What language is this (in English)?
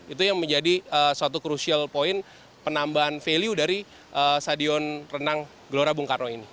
Indonesian